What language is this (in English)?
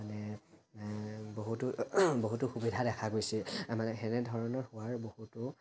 Assamese